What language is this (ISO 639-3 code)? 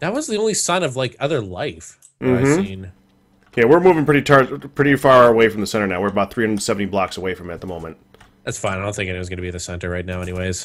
eng